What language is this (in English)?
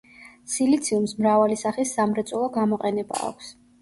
Georgian